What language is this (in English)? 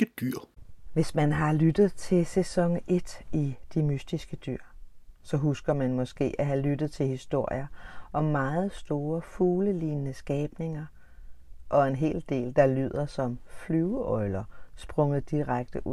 Danish